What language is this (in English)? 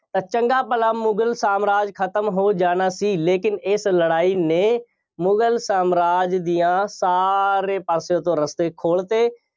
Punjabi